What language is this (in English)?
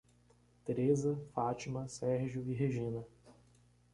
Portuguese